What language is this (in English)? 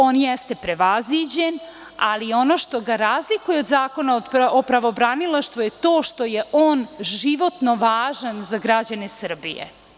Serbian